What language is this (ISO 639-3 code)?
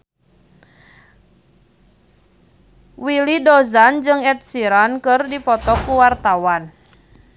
sun